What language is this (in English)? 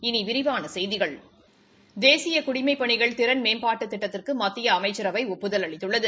Tamil